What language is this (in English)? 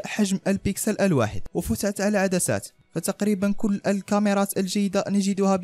Arabic